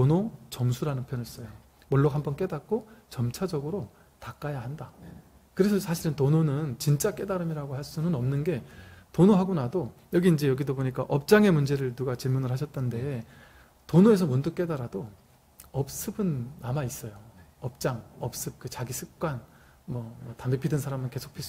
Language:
Korean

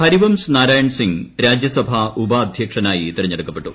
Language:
Malayalam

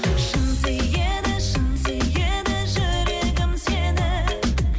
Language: Kazakh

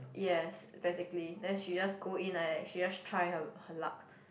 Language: English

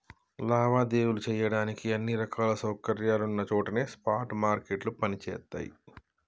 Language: Telugu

